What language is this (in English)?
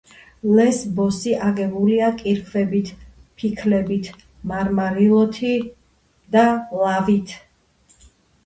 Georgian